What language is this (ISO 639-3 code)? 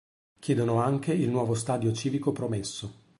ita